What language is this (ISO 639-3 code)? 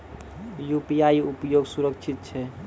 mai